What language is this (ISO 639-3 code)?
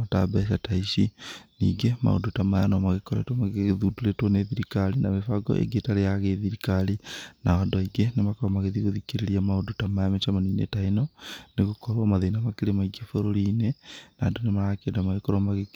kik